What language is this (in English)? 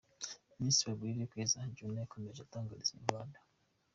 Kinyarwanda